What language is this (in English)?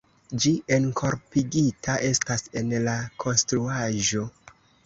Esperanto